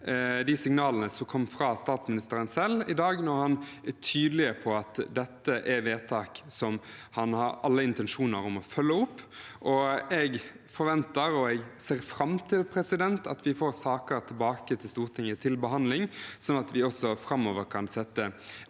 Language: Norwegian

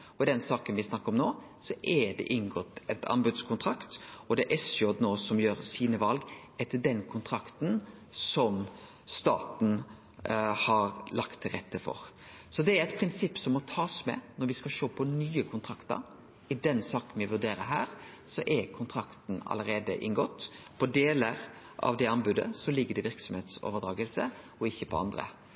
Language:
Norwegian Nynorsk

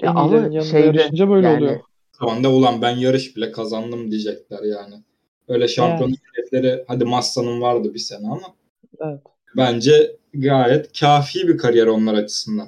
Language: Turkish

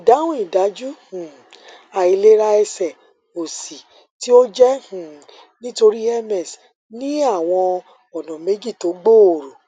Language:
Yoruba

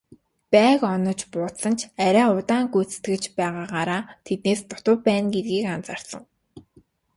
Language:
Mongolian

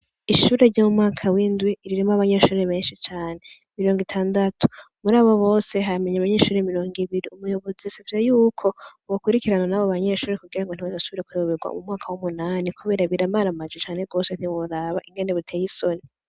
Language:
Rundi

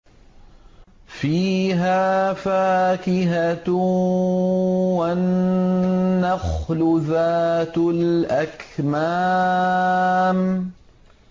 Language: Arabic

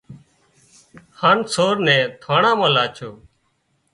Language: Wadiyara Koli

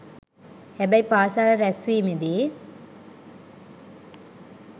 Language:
Sinhala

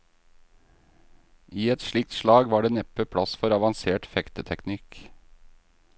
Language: Norwegian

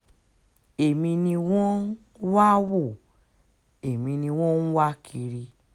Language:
Yoruba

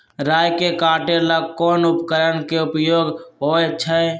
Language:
Magahi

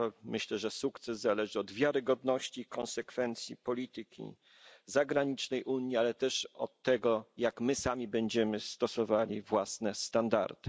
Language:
Polish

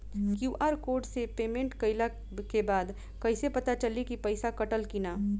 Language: Bhojpuri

